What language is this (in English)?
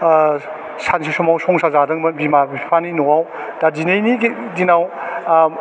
Bodo